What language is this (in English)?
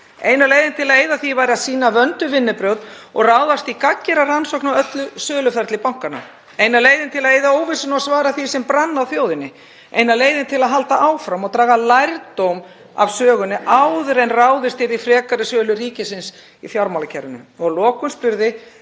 Icelandic